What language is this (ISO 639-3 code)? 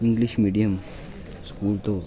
doi